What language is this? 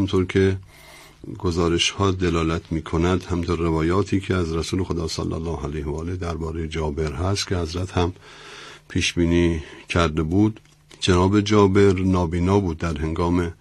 Persian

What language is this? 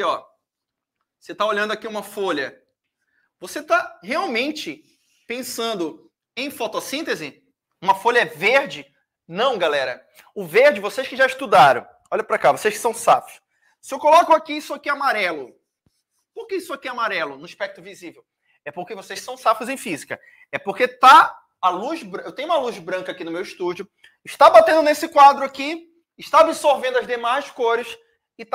Portuguese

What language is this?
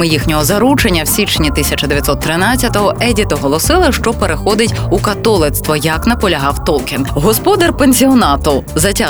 Ukrainian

